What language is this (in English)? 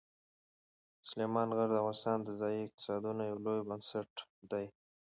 Pashto